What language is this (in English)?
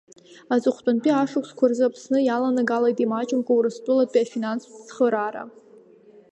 Abkhazian